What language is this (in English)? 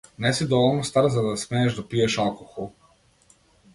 Macedonian